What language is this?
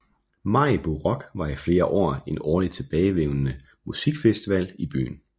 Danish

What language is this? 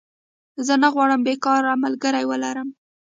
Pashto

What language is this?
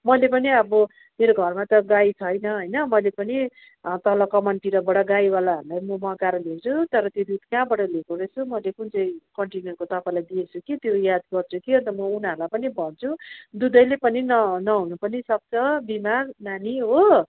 Nepali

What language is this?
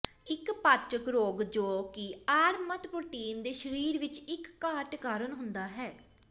Punjabi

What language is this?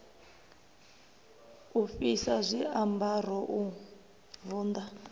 Venda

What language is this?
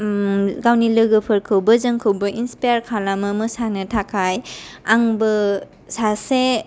Bodo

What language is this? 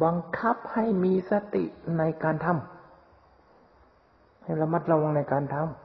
Thai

